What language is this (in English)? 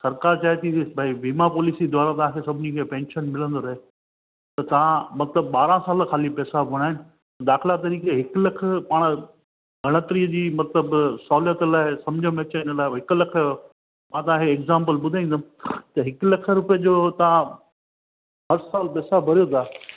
Sindhi